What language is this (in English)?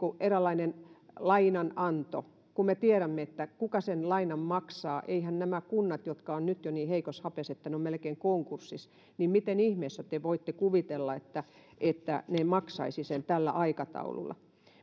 Finnish